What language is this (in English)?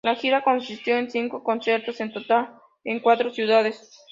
Spanish